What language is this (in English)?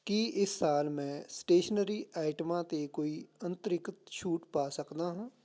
Punjabi